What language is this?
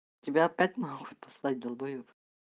Russian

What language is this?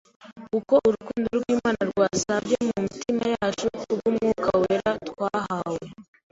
Kinyarwanda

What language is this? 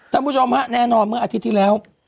Thai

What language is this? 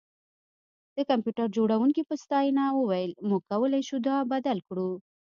Pashto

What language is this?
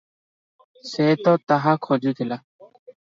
Odia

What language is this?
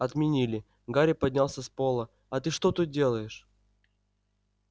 Russian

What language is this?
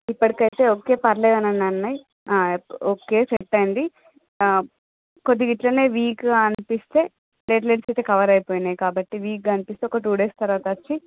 Telugu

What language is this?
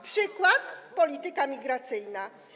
Polish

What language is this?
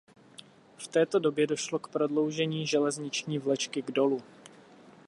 Czech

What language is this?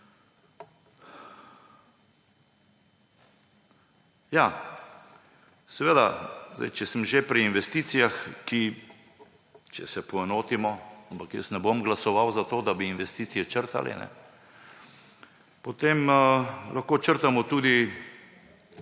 Slovenian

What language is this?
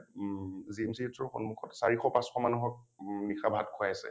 Assamese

